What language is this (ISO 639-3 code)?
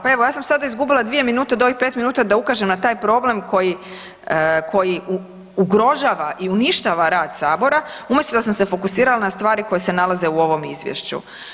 hrv